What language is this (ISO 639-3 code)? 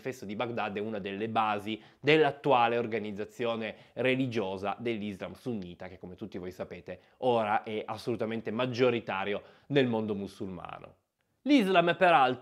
ita